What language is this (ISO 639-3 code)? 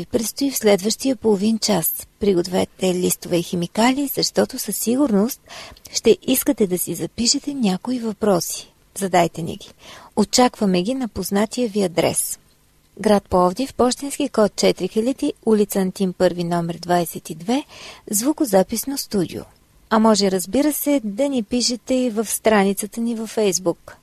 bul